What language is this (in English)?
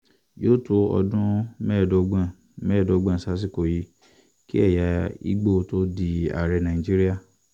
Yoruba